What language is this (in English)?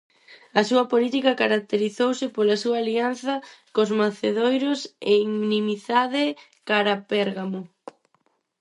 Galician